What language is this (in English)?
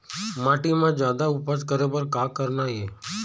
Chhattisgarhi